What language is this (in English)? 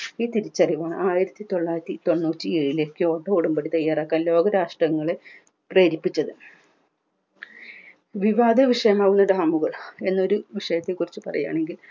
Malayalam